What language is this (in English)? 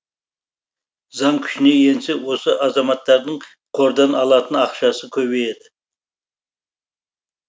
Kazakh